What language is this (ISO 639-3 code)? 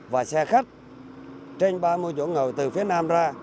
vie